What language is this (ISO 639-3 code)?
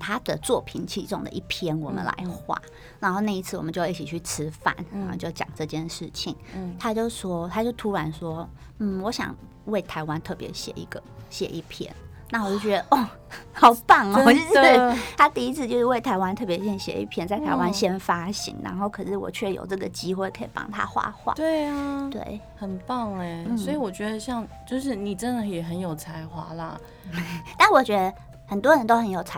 zho